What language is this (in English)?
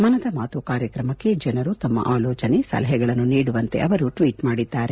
Kannada